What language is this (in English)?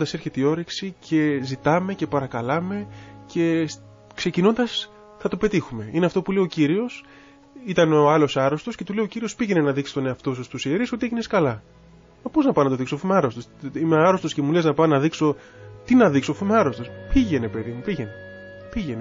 Greek